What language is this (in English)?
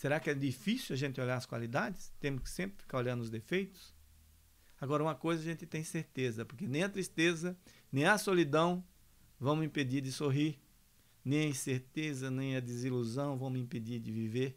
Portuguese